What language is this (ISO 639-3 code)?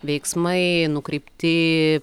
lit